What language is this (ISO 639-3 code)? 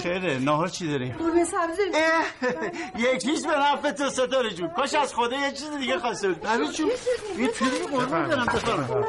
fas